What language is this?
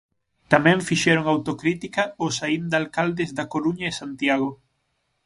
Galician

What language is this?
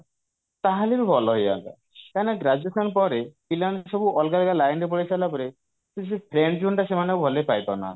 Odia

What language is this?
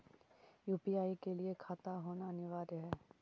Magahi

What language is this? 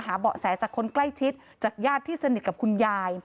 Thai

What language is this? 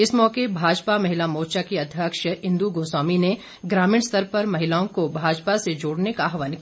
Hindi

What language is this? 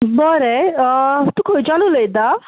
Konkani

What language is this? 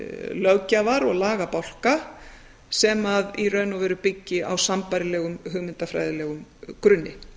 Icelandic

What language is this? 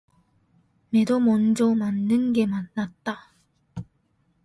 Korean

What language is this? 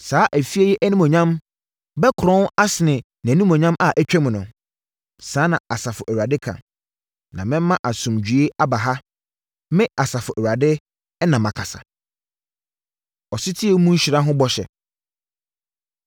Akan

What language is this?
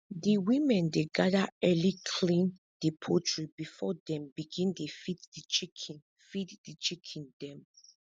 Nigerian Pidgin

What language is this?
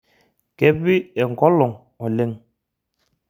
Masai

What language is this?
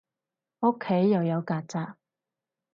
Cantonese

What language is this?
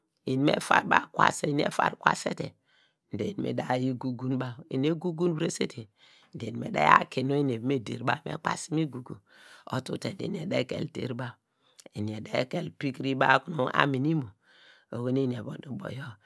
Degema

